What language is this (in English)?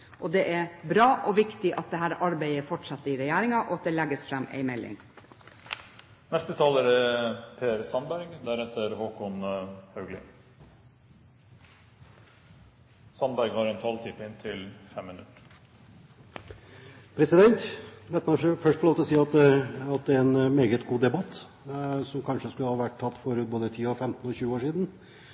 Norwegian Bokmål